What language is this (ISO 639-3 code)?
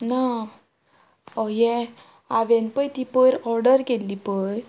kok